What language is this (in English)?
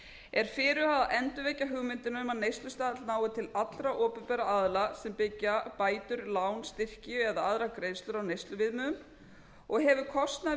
Icelandic